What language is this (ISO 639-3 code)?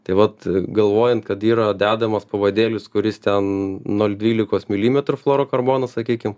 lit